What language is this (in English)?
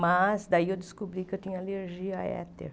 Portuguese